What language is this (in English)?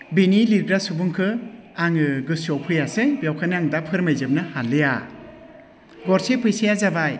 Bodo